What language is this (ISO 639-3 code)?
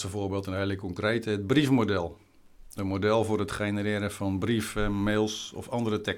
nld